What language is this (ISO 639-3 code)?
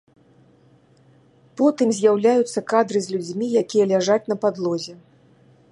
bel